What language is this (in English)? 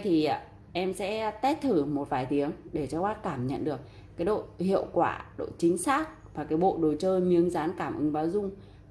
Vietnamese